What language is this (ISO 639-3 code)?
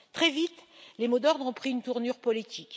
fra